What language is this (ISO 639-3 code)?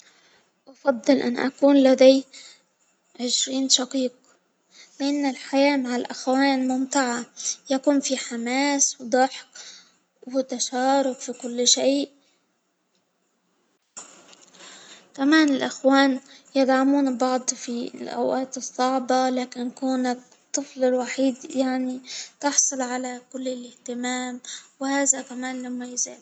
acw